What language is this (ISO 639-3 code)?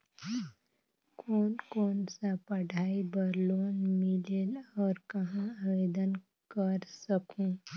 hne